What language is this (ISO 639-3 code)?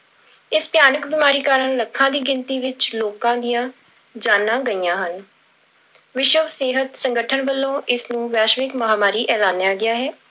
pan